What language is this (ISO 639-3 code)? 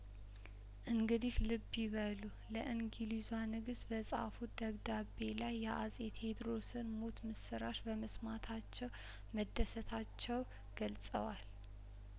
amh